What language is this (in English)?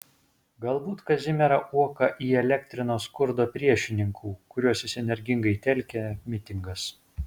Lithuanian